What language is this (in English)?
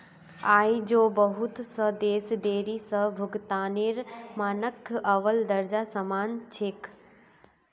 Magahi